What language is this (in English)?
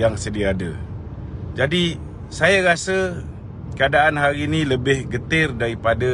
Malay